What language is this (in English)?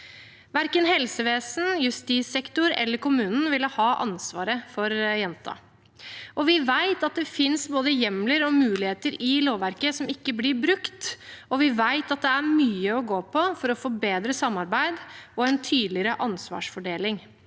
Norwegian